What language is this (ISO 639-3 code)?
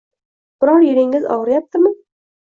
uzb